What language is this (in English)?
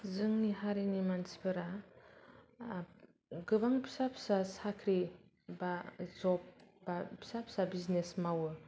Bodo